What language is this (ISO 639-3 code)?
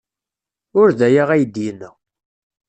kab